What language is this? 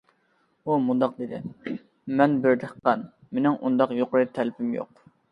Uyghur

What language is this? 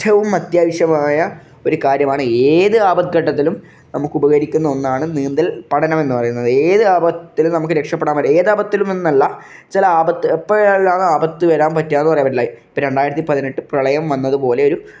Malayalam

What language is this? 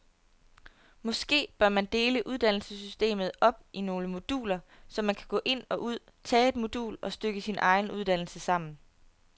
Danish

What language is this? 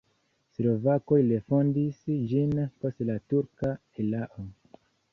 Esperanto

